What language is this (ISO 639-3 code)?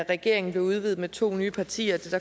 dan